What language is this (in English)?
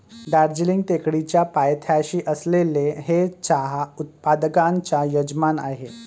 Marathi